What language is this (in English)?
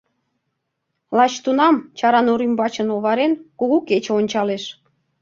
Mari